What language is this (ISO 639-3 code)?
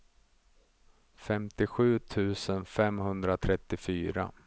swe